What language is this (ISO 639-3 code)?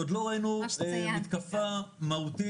heb